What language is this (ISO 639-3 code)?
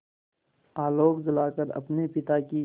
hin